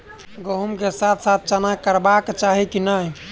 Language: Maithili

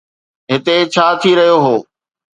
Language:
Sindhi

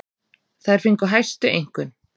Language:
Icelandic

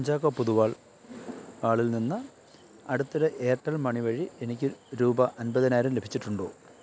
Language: Malayalam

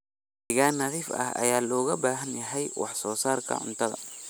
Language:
Somali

